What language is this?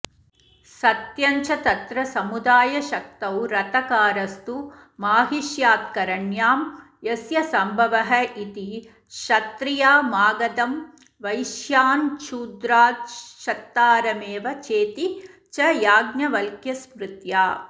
Sanskrit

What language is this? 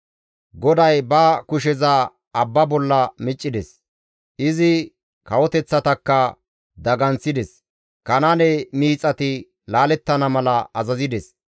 Gamo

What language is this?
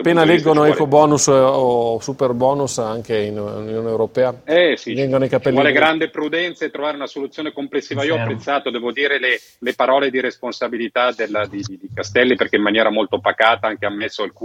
Italian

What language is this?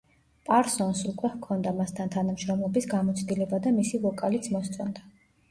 Georgian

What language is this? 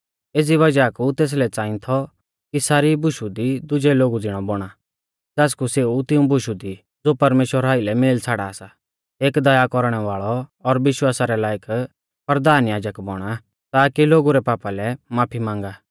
Mahasu Pahari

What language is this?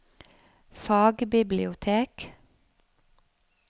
Norwegian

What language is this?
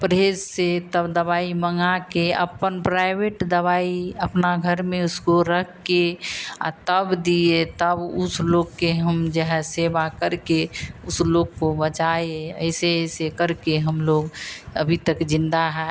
Hindi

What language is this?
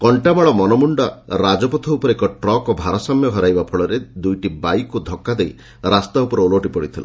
Odia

